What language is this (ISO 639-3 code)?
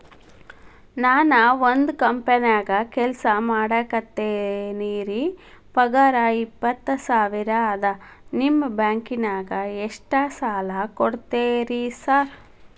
kan